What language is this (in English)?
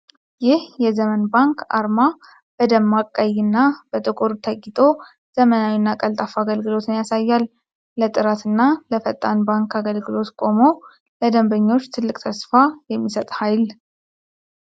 Amharic